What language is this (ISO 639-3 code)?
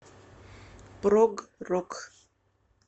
rus